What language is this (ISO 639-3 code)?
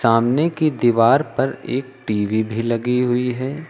hin